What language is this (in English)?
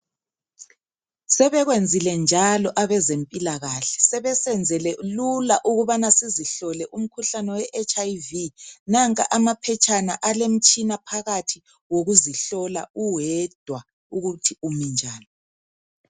North Ndebele